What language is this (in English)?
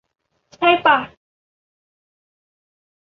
Thai